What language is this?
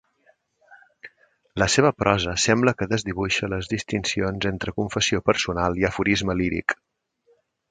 Catalan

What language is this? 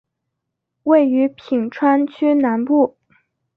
Chinese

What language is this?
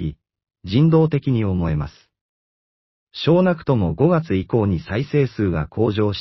Japanese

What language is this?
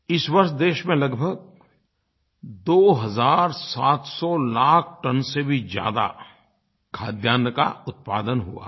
Hindi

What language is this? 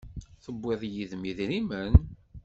Kabyle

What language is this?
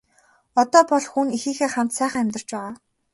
Mongolian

